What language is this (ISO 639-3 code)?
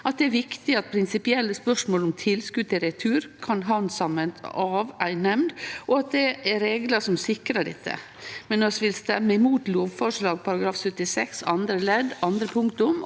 nor